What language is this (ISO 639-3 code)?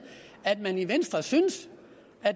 dan